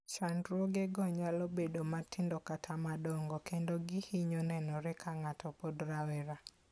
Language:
Luo (Kenya and Tanzania)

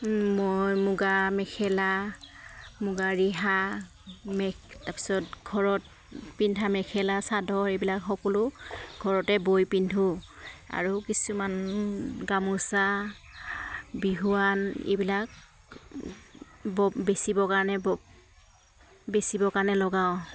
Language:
Assamese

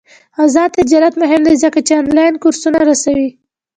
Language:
Pashto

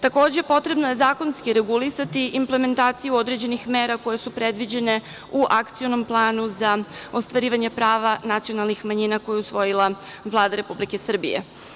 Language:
Serbian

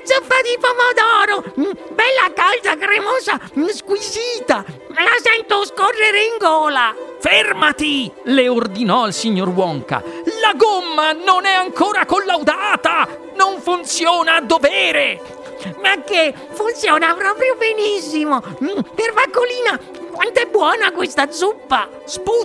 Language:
Italian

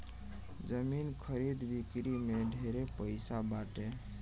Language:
Bhojpuri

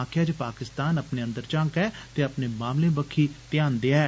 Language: Dogri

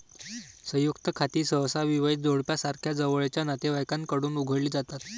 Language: Marathi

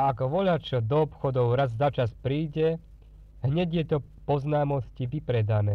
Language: Slovak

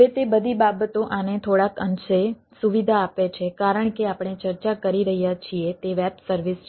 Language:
Gujarati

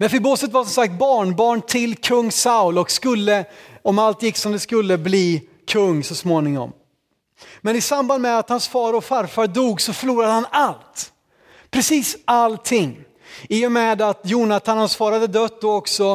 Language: Swedish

